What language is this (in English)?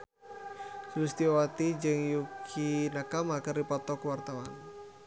Sundanese